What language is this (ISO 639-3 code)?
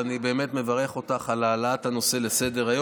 heb